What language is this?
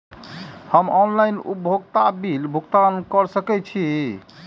Maithili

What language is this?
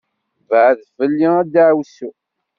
Kabyle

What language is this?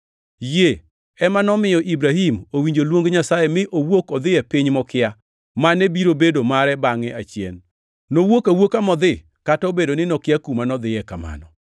Luo (Kenya and Tanzania)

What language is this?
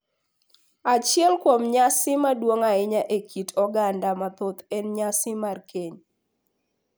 Luo (Kenya and Tanzania)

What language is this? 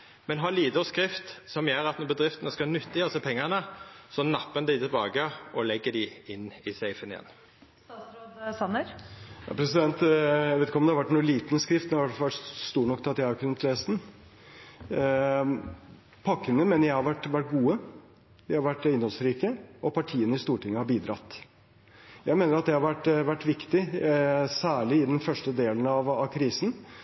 Norwegian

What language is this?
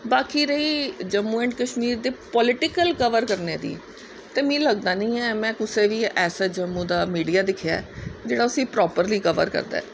Dogri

